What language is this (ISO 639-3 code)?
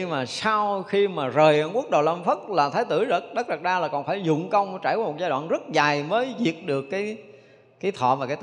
vie